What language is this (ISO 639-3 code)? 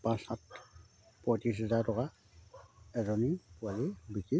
asm